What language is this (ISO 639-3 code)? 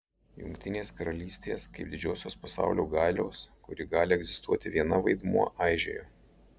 lit